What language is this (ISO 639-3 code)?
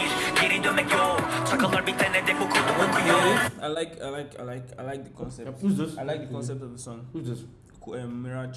tur